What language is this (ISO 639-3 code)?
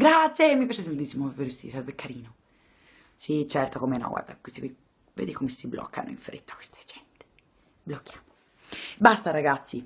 ita